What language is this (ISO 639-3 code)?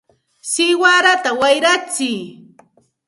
qxt